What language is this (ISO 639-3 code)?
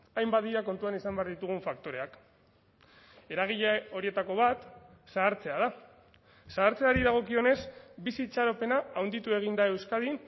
eus